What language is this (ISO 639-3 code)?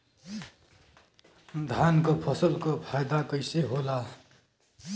bho